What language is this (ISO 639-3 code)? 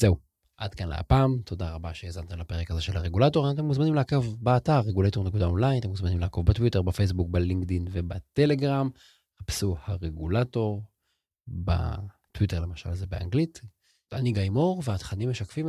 heb